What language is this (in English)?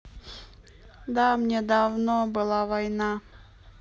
Russian